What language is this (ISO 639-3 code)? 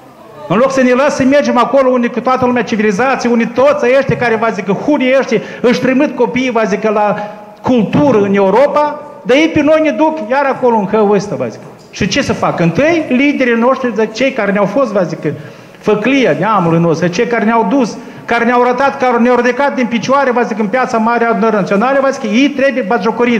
ron